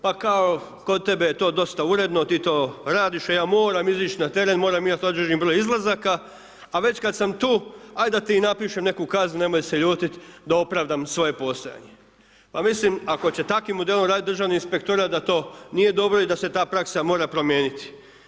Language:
Croatian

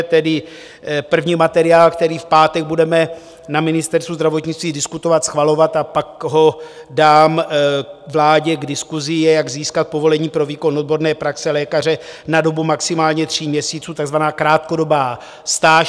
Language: Czech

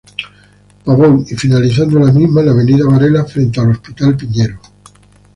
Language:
Spanish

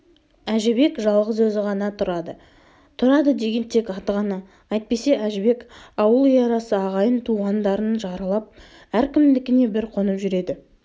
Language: Kazakh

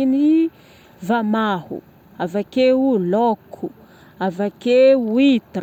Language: Northern Betsimisaraka Malagasy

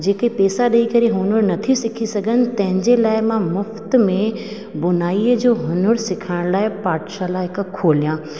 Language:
Sindhi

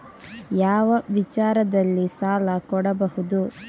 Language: Kannada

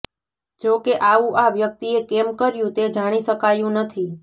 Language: Gujarati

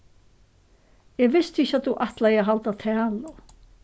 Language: Faroese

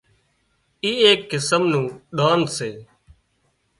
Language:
Wadiyara Koli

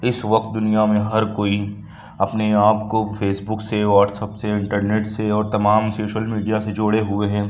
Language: Urdu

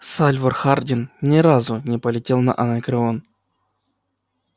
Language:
Russian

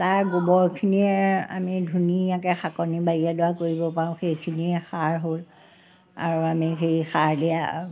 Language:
Assamese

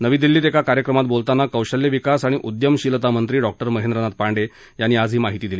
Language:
Marathi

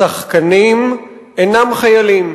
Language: Hebrew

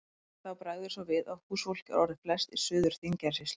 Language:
Icelandic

